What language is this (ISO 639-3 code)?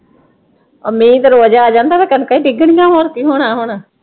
pan